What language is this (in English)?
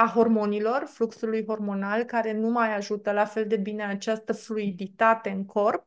Romanian